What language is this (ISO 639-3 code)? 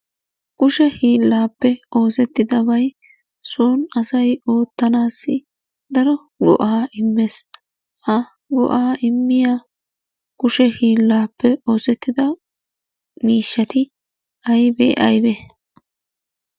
wal